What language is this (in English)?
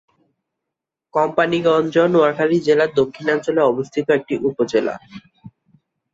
Bangla